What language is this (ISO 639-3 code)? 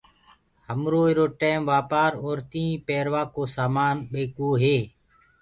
ggg